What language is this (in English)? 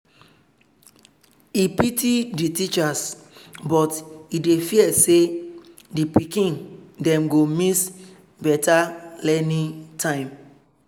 Nigerian Pidgin